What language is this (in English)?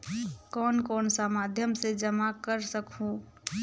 Chhattisgarhi